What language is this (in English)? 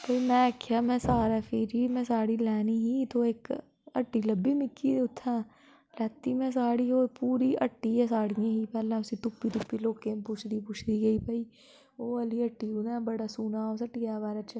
Dogri